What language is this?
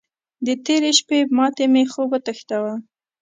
Pashto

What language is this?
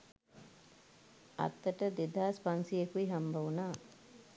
Sinhala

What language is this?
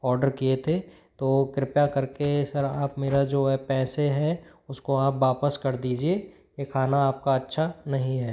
Hindi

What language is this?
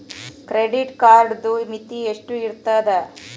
Kannada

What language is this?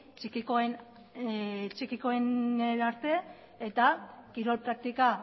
Basque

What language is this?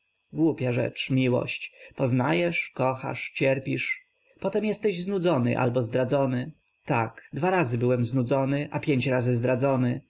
Polish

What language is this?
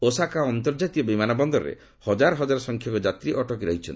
Odia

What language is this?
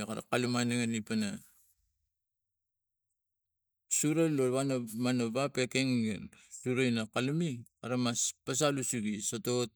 Tigak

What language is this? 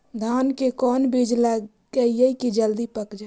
Magahi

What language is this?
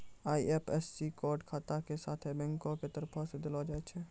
Maithili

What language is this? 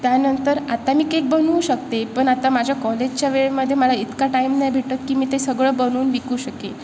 Marathi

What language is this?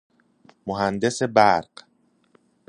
Persian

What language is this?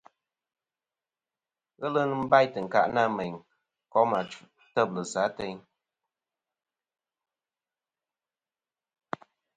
Kom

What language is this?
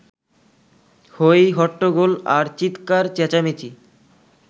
Bangla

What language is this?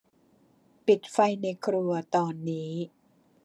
Thai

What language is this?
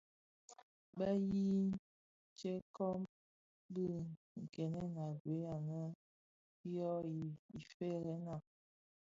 Bafia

